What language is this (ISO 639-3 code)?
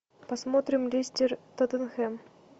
rus